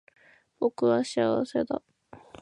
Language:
Japanese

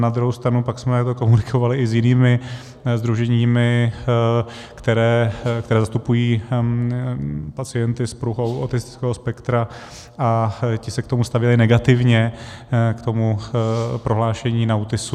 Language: Czech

